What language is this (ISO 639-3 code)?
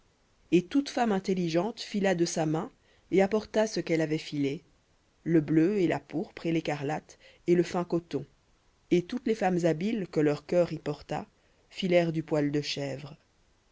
fra